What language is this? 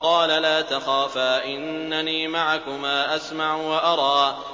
Arabic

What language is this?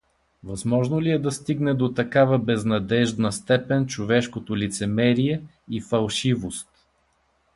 Bulgarian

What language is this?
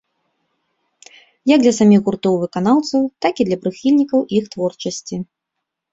Belarusian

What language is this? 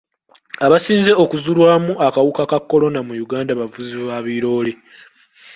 Ganda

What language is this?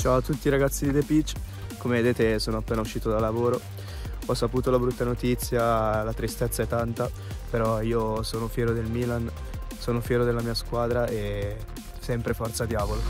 Italian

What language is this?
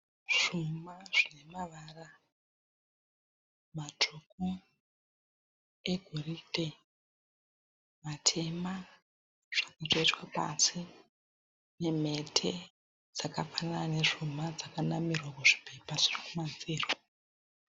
Shona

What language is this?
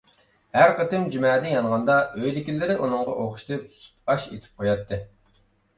Uyghur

